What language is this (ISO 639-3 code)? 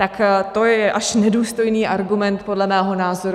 ces